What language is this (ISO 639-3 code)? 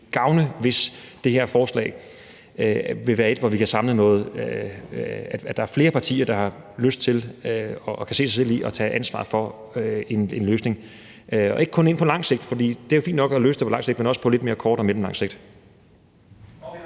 dan